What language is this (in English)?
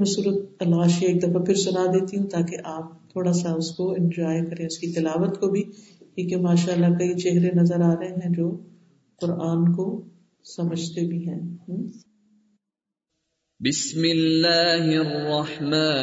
Urdu